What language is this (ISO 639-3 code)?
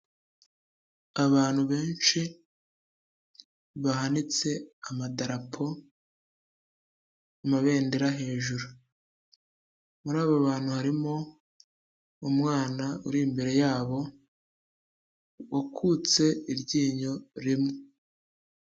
kin